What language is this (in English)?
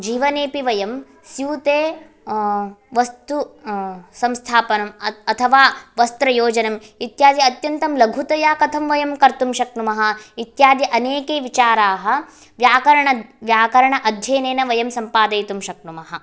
Sanskrit